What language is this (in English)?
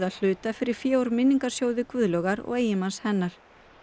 Icelandic